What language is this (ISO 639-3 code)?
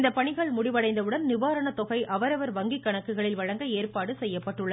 tam